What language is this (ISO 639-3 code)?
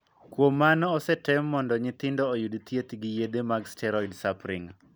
luo